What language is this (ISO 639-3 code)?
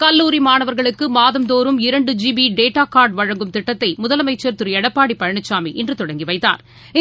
tam